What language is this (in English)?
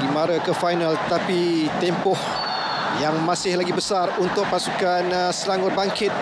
Malay